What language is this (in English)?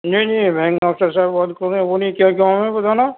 Urdu